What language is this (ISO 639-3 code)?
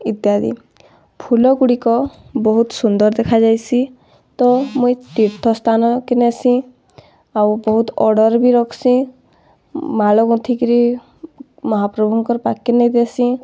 ori